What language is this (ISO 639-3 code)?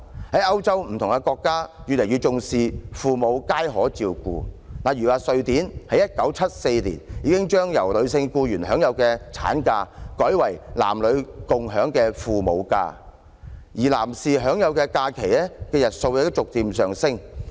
yue